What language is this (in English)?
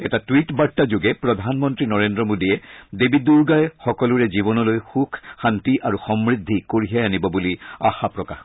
Assamese